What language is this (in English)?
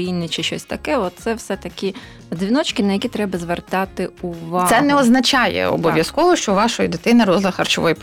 Ukrainian